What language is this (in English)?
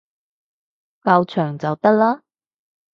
Cantonese